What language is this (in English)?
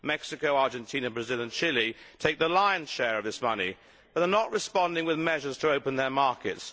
English